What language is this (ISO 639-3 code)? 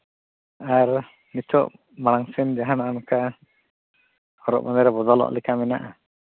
sat